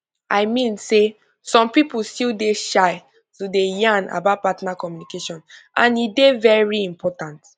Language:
Nigerian Pidgin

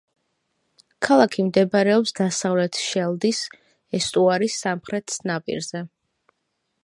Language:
Georgian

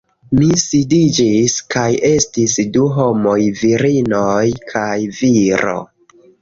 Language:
Esperanto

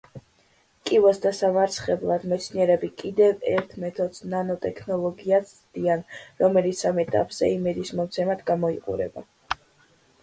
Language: Georgian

